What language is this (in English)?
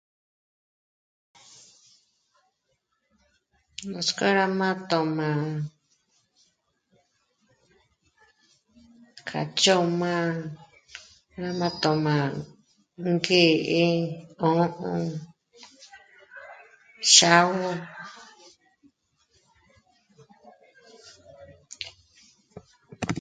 Michoacán Mazahua